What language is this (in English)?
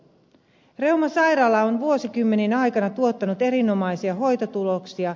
Finnish